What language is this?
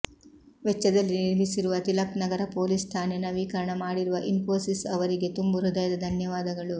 Kannada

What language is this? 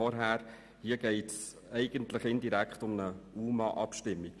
Swiss German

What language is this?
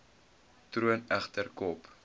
Afrikaans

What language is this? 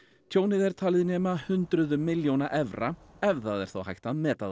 Icelandic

